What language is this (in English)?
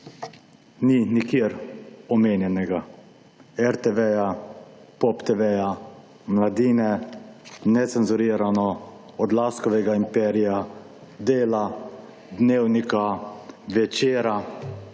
Slovenian